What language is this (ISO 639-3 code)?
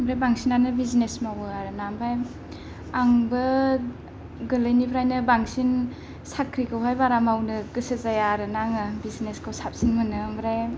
brx